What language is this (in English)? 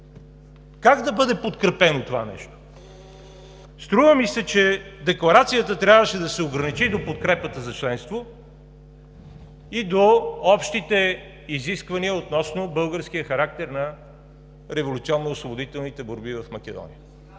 Bulgarian